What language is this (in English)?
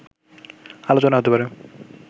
Bangla